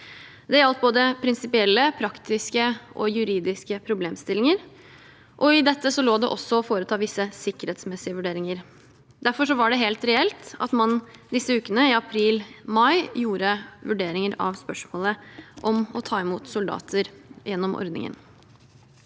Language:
Norwegian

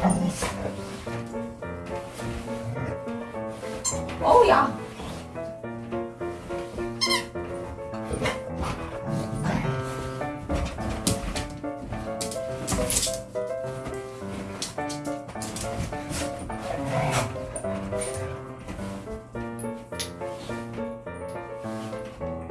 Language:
Korean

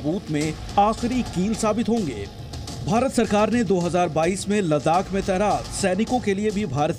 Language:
Hindi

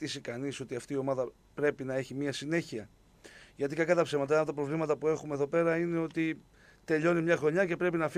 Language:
Greek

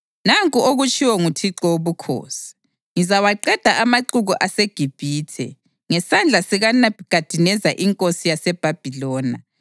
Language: North Ndebele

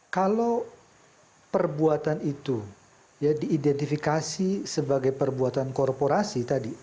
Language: Indonesian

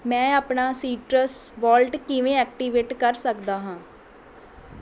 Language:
Punjabi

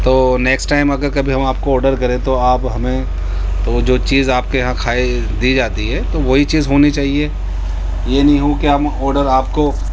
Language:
Urdu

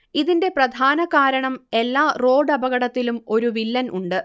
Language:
Malayalam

